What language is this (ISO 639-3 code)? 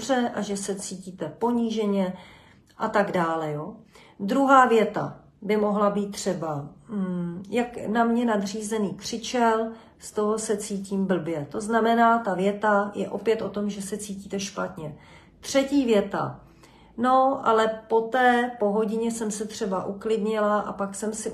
ces